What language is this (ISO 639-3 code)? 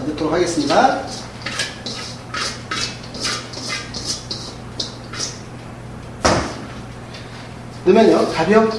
kor